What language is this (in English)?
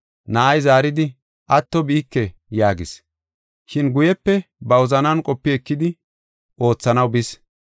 Gofa